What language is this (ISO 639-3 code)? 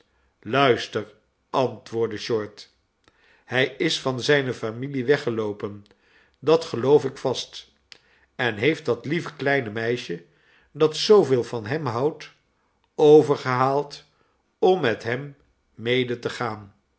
nld